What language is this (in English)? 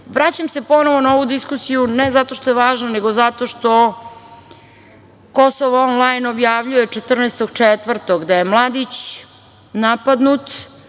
Serbian